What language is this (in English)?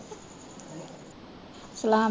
Punjabi